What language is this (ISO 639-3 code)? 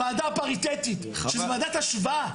heb